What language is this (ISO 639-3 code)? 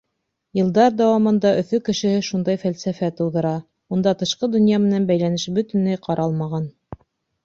bak